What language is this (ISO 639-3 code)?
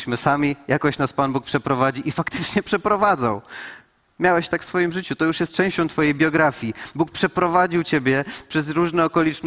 pol